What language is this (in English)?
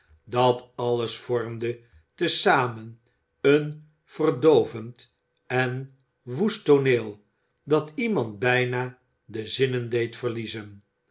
Dutch